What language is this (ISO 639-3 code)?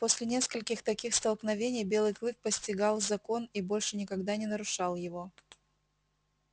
rus